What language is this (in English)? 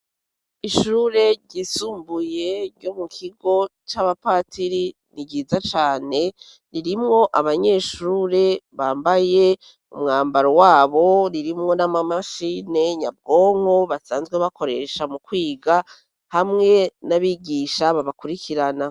Rundi